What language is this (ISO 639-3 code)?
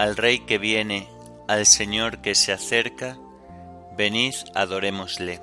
spa